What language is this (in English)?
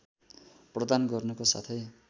Nepali